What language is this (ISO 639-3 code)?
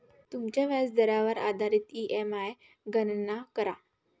mar